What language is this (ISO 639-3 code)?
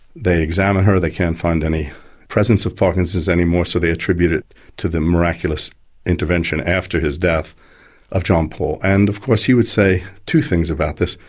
eng